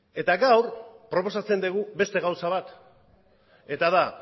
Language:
Basque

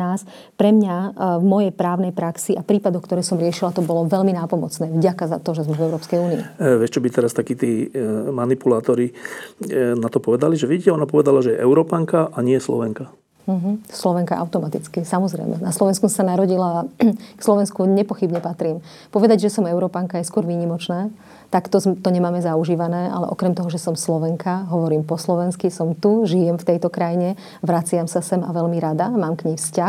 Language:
Slovak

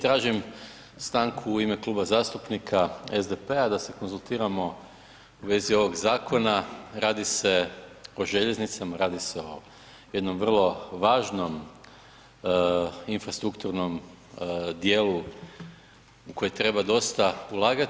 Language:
Croatian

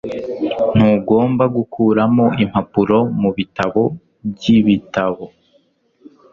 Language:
Kinyarwanda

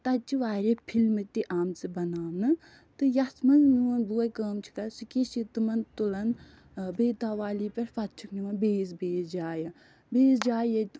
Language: Kashmiri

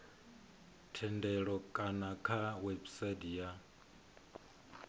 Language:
Venda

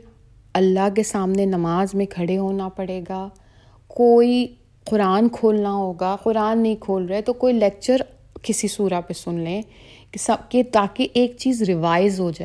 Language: Urdu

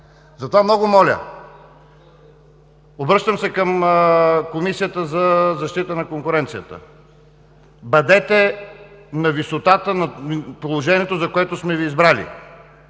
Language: Bulgarian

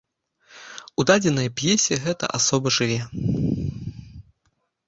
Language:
Belarusian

